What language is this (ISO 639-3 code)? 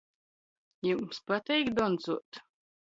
ltg